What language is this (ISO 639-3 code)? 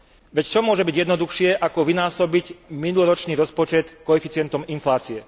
slk